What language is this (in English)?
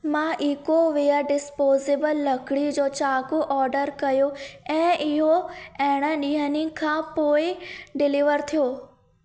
Sindhi